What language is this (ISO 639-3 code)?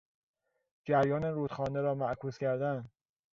fas